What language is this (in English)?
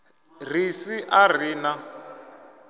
Venda